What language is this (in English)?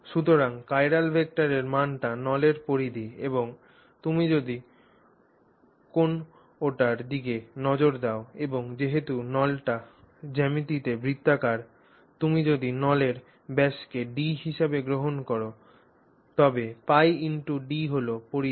Bangla